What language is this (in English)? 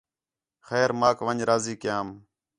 Khetrani